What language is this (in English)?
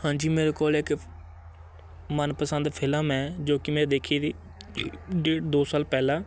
Punjabi